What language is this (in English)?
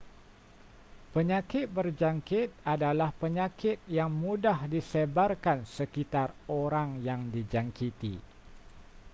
Malay